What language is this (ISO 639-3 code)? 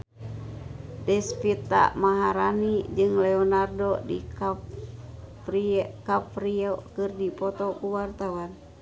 sun